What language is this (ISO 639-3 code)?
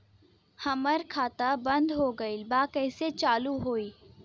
bho